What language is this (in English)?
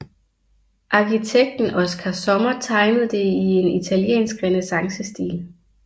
Danish